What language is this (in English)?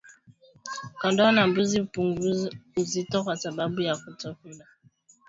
Swahili